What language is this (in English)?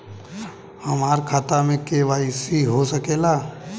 Bhojpuri